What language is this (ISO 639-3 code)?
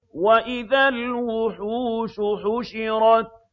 ara